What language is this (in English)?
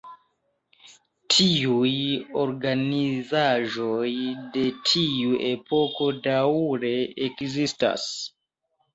Esperanto